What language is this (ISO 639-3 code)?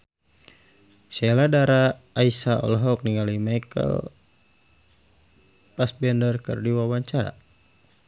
sun